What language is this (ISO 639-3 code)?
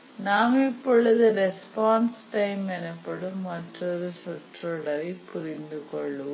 tam